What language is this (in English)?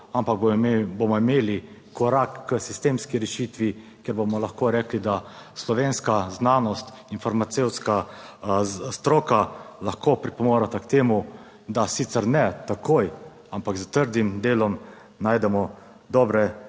Slovenian